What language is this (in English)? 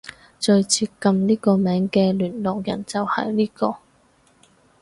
Cantonese